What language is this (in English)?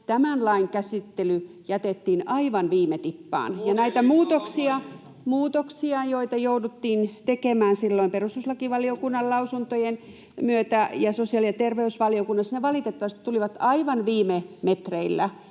Finnish